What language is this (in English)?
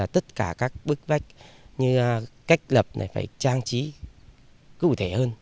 Vietnamese